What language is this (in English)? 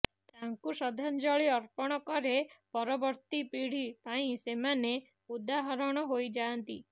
Odia